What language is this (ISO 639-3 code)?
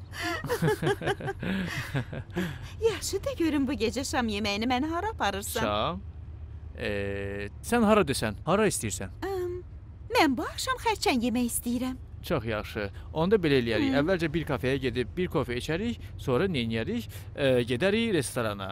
tur